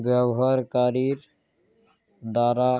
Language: Bangla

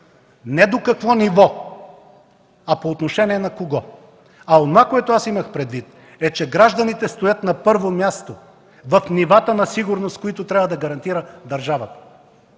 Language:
Bulgarian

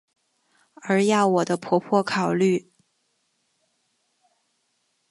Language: Chinese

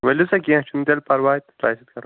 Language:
Kashmiri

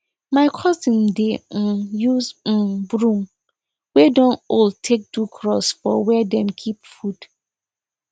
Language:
Nigerian Pidgin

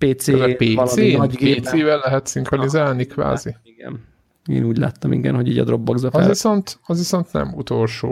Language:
Hungarian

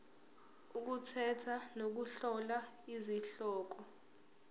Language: Zulu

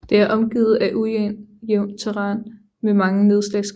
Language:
Danish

